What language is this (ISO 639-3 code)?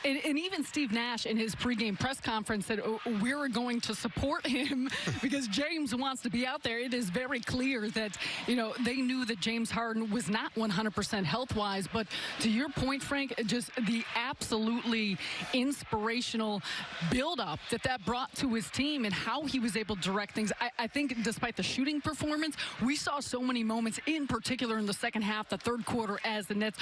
eng